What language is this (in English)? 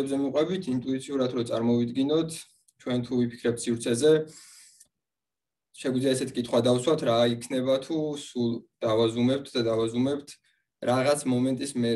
Romanian